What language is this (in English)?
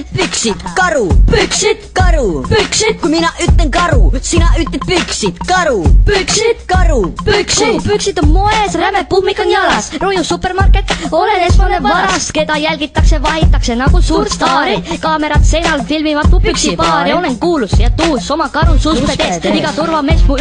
Finnish